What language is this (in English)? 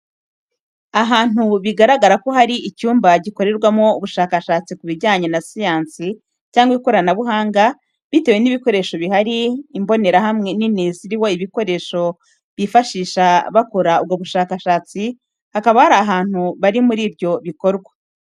Kinyarwanda